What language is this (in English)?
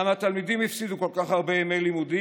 Hebrew